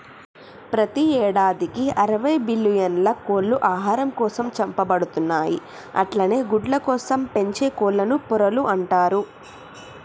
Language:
Telugu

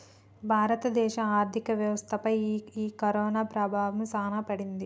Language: Telugu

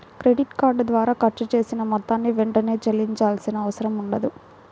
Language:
Telugu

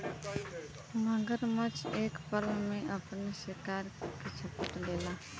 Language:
Bhojpuri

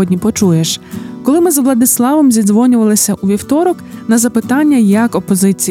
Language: Ukrainian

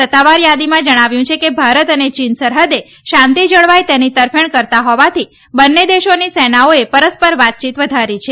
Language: Gujarati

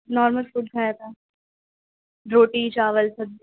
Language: Urdu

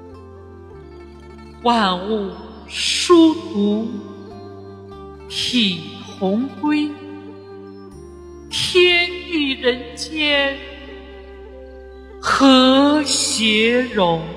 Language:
Chinese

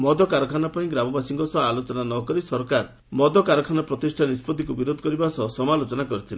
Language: Odia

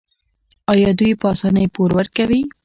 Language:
Pashto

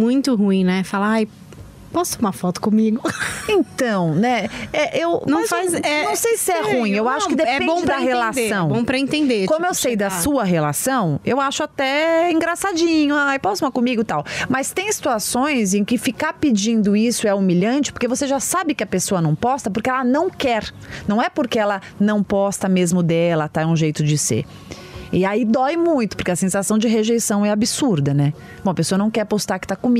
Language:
Portuguese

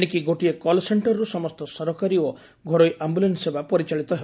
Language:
Odia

